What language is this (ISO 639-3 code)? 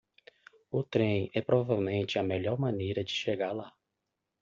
por